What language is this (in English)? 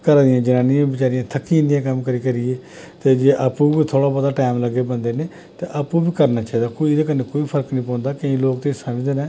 Dogri